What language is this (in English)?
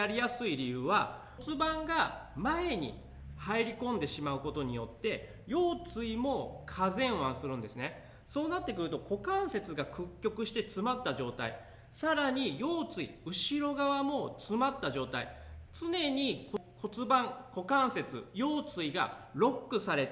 Japanese